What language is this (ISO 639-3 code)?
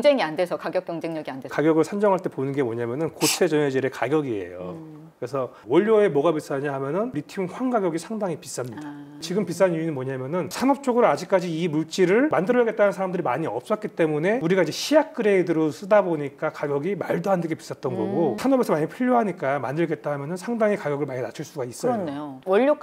kor